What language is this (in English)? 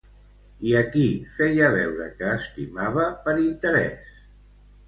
Catalan